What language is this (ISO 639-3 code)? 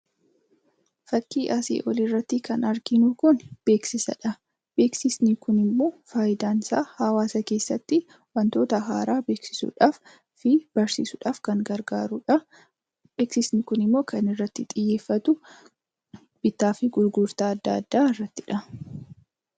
orm